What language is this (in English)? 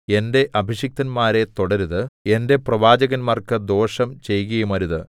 Malayalam